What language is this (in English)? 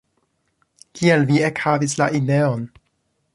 Esperanto